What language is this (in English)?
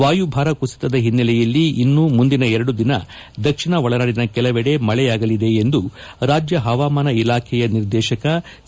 Kannada